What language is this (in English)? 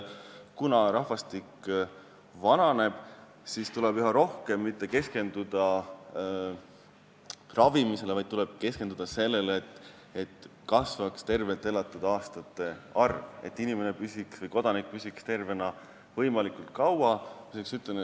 Estonian